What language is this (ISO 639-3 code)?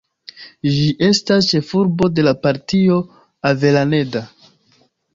epo